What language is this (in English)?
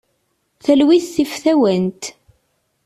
Kabyle